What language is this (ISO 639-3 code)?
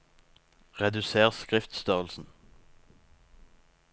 nor